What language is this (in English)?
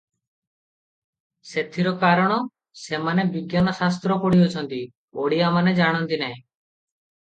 Odia